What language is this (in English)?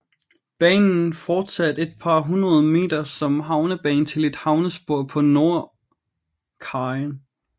Danish